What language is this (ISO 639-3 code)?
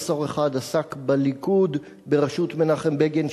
heb